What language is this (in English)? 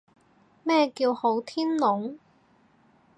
Cantonese